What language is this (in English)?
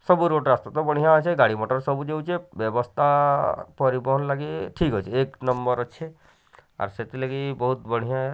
Odia